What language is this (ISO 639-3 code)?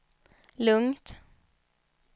swe